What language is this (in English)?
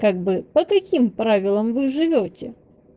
Russian